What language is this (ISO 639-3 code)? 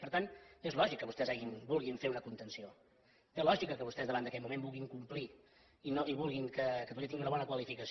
cat